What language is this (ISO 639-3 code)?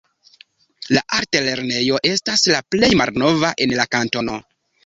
epo